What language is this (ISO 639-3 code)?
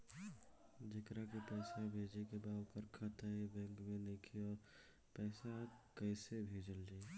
bho